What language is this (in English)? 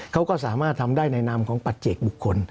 Thai